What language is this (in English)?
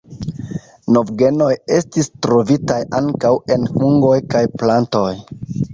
Esperanto